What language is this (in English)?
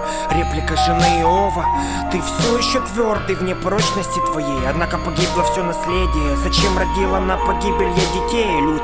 Russian